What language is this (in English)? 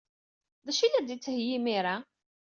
Kabyle